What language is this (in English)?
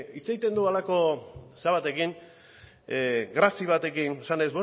Basque